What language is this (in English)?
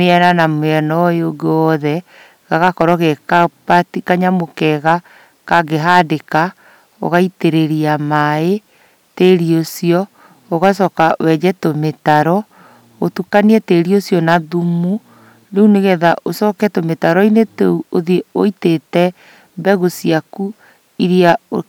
Kikuyu